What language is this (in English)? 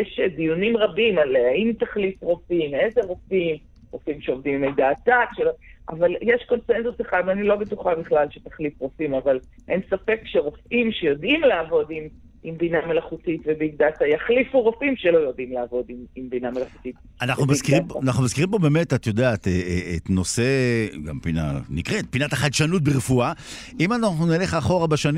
Hebrew